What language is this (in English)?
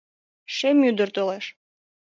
Mari